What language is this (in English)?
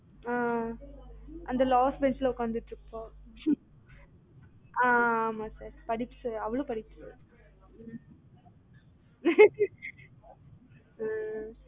Tamil